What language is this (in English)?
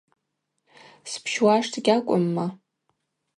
Abaza